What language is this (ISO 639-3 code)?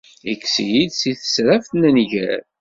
kab